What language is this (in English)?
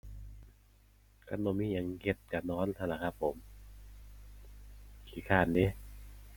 Thai